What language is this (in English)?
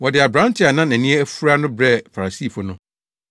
Akan